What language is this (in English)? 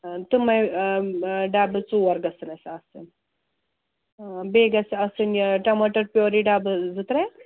Kashmiri